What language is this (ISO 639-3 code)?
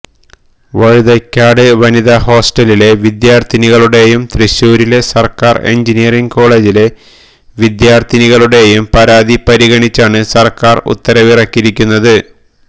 mal